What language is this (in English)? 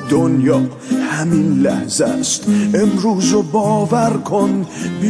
Persian